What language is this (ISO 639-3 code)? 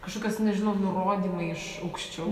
lit